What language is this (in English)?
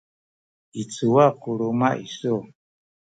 Sakizaya